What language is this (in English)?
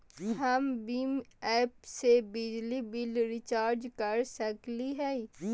Magahi